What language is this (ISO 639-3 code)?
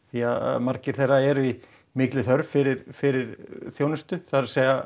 isl